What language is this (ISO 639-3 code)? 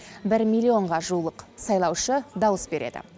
kaz